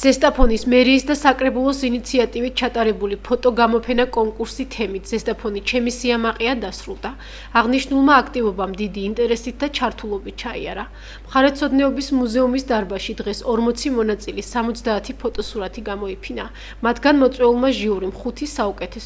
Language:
Romanian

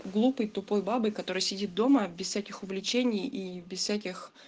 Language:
Russian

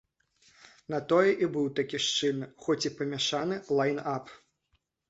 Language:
Belarusian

